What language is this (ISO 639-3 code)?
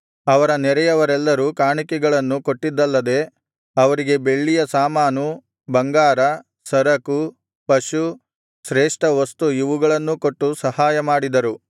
kan